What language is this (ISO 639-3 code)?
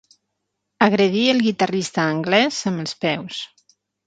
cat